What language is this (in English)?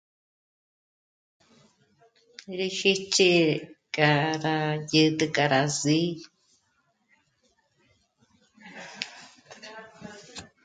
Michoacán Mazahua